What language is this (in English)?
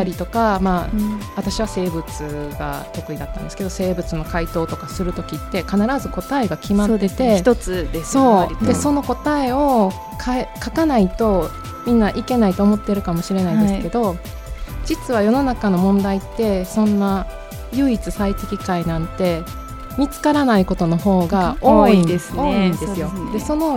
Japanese